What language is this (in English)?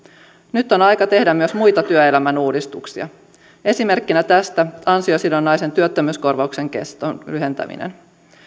Finnish